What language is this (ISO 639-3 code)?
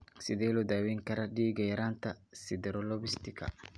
som